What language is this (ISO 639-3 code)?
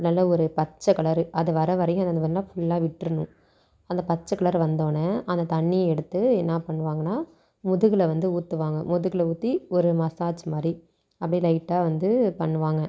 tam